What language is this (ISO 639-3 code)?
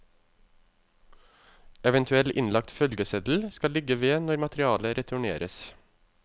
nor